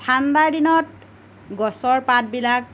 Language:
Assamese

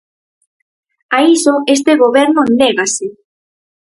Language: Galician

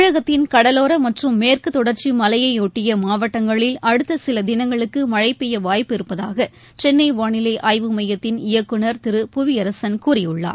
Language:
Tamil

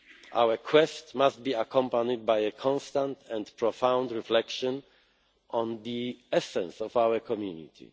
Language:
English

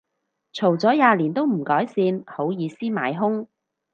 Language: Cantonese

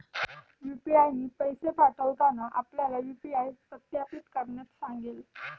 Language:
Marathi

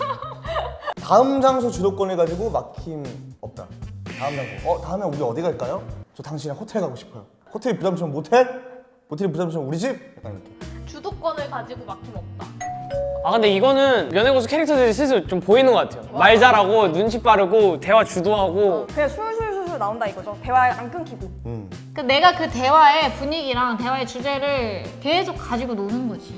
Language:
Korean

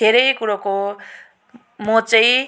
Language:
Nepali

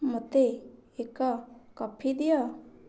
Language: Odia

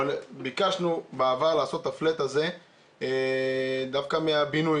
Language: Hebrew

